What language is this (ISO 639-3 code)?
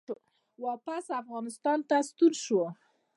pus